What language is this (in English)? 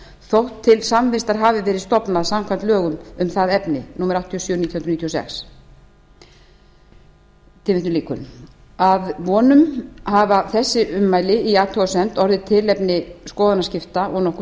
Icelandic